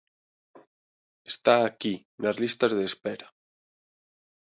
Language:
Galician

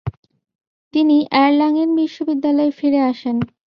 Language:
Bangla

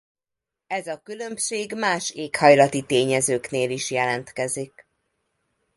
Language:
Hungarian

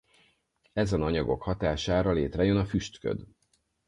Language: Hungarian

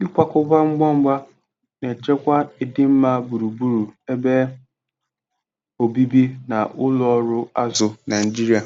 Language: Igbo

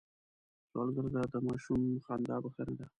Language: Pashto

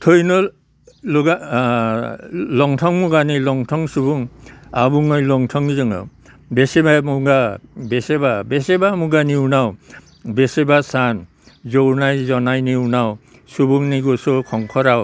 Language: Bodo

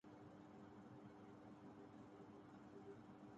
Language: Urdu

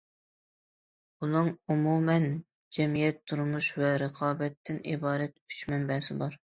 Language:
Uyghur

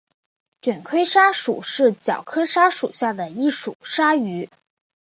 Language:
Chinese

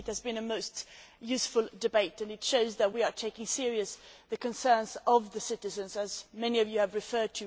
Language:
English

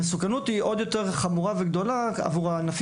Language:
Hebrew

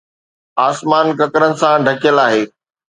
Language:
Sindhi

